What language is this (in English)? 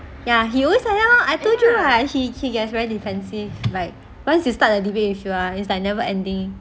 English